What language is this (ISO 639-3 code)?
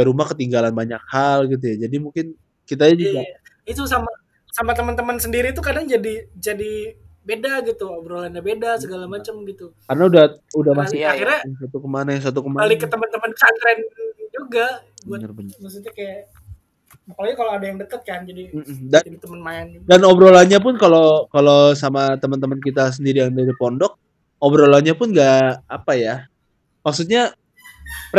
ind